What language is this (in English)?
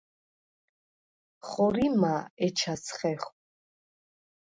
Svan